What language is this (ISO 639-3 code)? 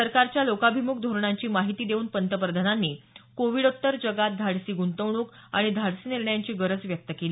mar